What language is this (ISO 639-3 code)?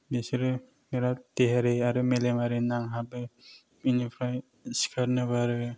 brx